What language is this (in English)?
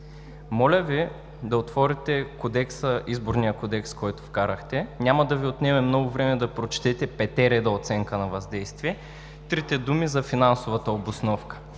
Bulgarian